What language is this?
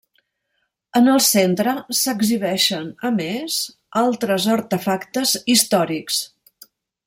Catalan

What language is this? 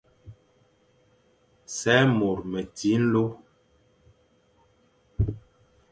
Fang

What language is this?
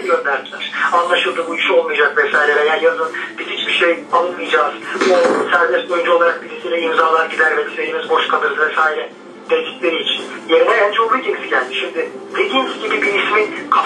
Turkish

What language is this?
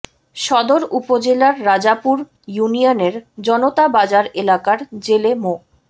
Bangla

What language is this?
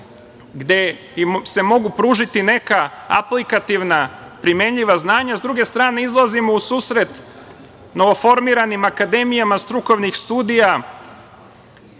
Serbian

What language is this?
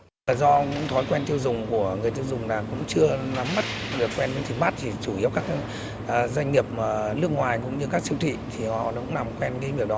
Vietnamese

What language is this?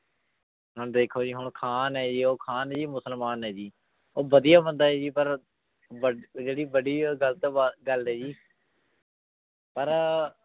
Punjabi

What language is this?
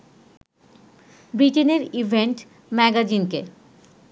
Bangla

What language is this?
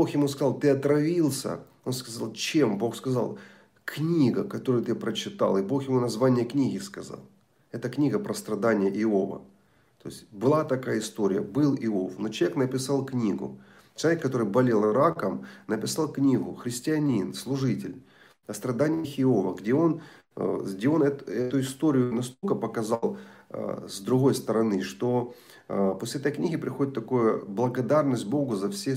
Russian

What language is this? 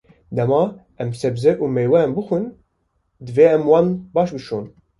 Kurdish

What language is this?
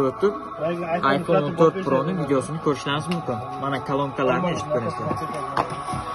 Romanian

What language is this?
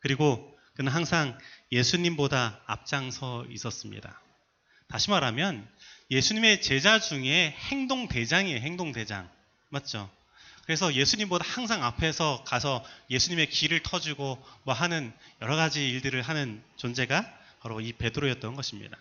Korean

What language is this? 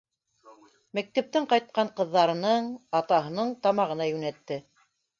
Bashkir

